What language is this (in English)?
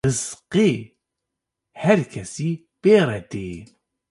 Kurdish